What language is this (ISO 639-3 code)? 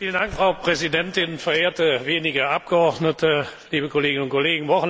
deu